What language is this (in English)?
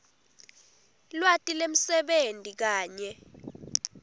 Swati